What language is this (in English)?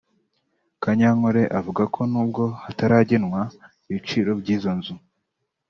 Kinyarwanda